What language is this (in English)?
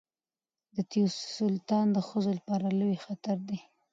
Pashto